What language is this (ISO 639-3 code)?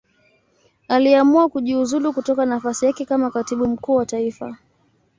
swa